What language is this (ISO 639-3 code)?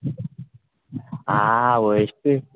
kok